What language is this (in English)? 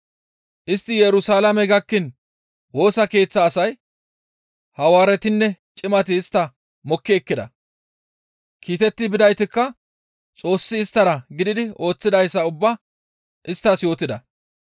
Gamo